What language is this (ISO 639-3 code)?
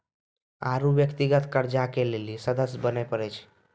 mai